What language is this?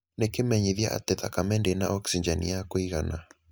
Kikuyu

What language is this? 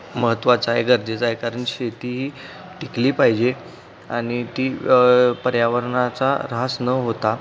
Marathi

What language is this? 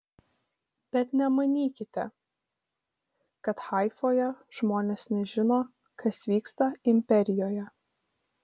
Lithuanian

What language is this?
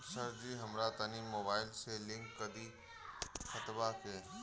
Bhojpuri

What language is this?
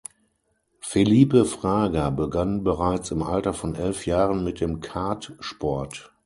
German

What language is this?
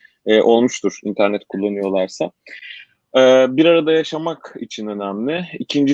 Turkish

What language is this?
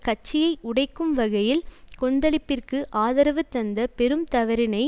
Tamil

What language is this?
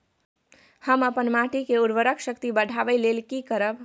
Maithili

